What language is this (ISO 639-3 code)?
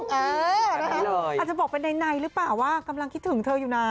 tha